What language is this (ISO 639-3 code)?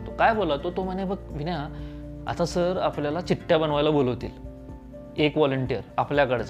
mar